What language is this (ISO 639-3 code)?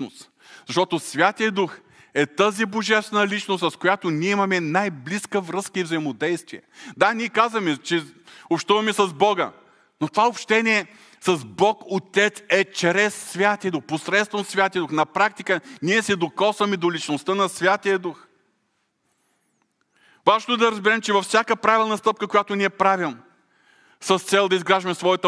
bul